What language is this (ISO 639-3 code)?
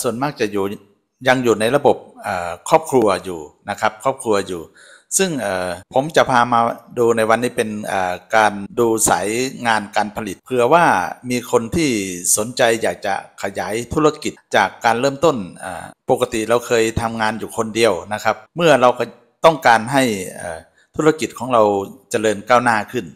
tha